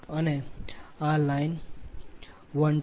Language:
Gujarati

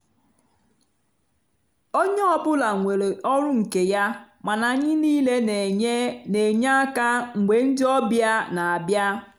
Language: Igbo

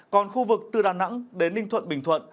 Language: Vietnamese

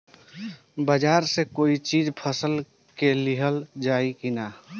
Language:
Bhojpuri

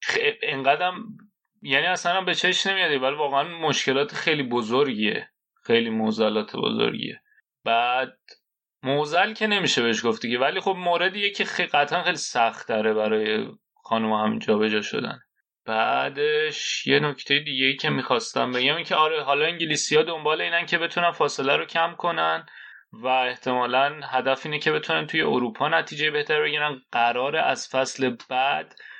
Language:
Persian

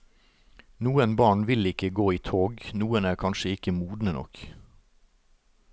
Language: Norwegian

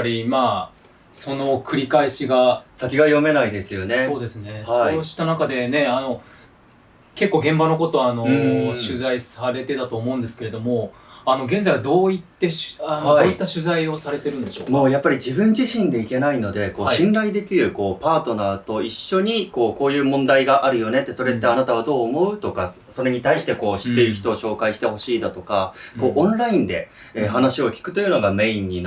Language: Japanese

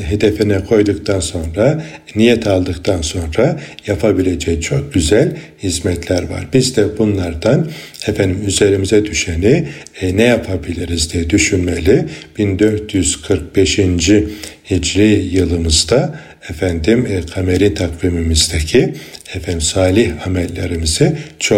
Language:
Turkish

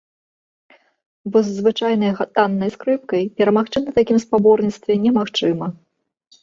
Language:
Belarusian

